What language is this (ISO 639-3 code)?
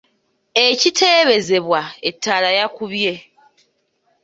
lug